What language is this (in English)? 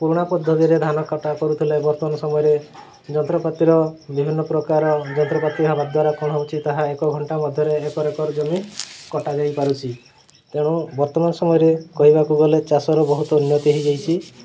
Odia